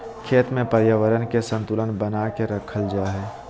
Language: Magahi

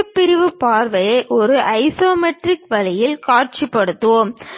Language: Tamil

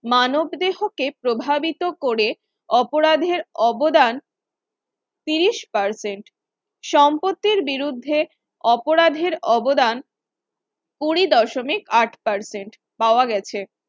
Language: Bangla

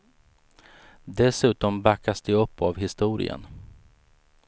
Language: Swedish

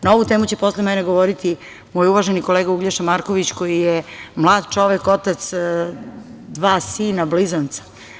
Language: Serbian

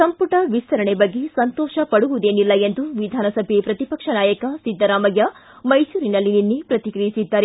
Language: Kannada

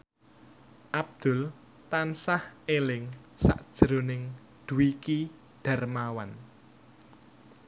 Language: Javanese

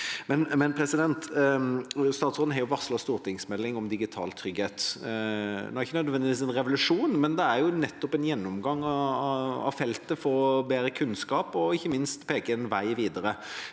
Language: Norwegian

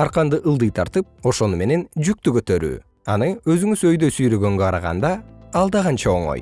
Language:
Kyrgyz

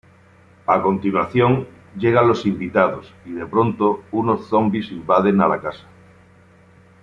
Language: Spanish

